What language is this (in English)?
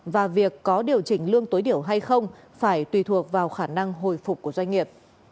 Vietnamese